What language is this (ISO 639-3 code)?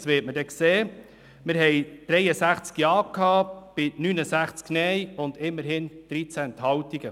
gsw